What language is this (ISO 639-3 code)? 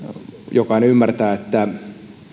fin